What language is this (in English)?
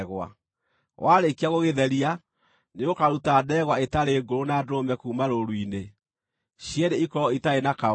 Kikuyu